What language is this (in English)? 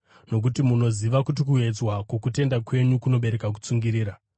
Shona